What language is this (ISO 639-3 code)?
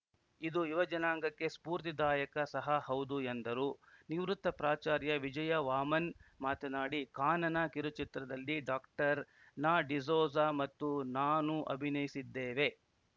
kan